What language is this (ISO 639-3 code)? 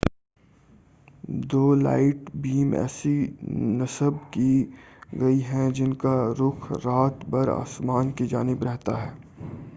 urd